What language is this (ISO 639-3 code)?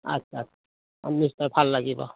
asm